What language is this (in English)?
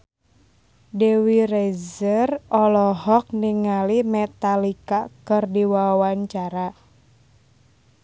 Sundanese